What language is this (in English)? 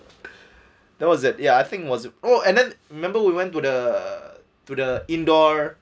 English